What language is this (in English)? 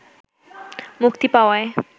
Bangla